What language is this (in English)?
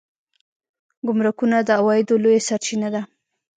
Pashto